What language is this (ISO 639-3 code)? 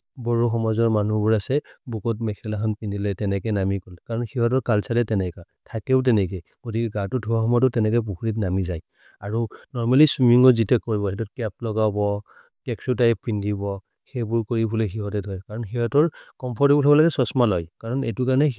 mrr